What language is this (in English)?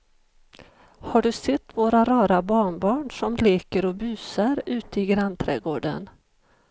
Swedish